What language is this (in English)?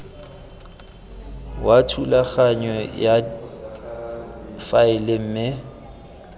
Tswana